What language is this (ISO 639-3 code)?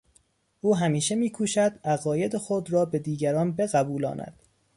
fas